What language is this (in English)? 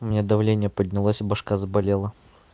Russian